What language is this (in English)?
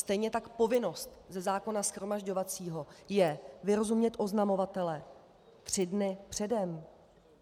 Czech